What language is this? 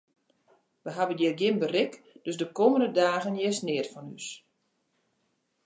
Western Frisian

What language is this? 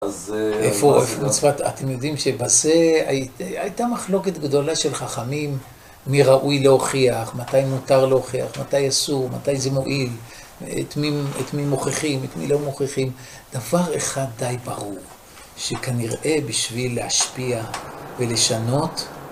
Hebrew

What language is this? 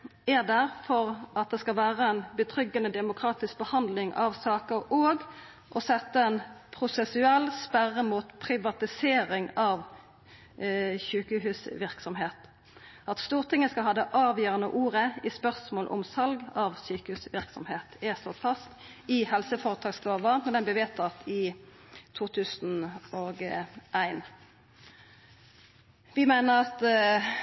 Norwegian Nynorsk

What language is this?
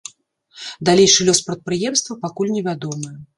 Belarusian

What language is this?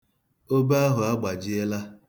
Igbo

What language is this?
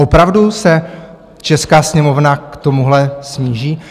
Czech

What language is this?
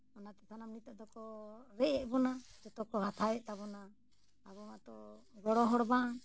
Santali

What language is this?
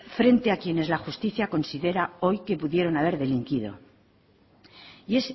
Spanish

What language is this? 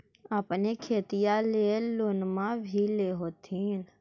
Magahi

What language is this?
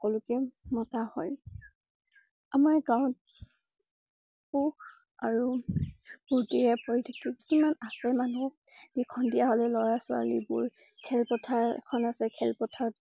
Assamese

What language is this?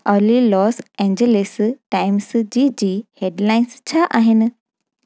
Sindhi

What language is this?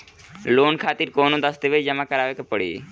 Bhojpuri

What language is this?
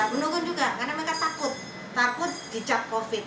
Indonesian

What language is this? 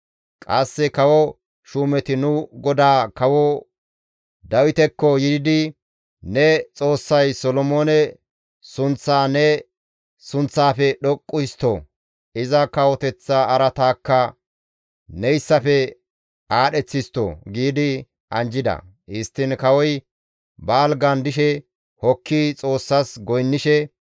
Gamo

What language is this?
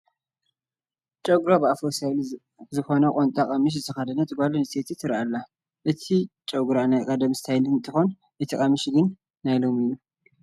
Tigrinya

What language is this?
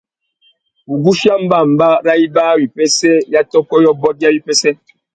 Tuki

